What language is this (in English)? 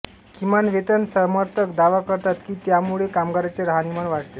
Marathi